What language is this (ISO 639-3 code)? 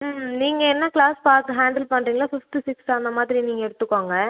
tam